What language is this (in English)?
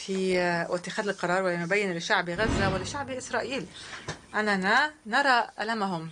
Arabic